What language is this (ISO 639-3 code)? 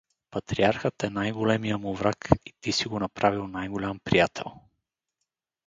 bul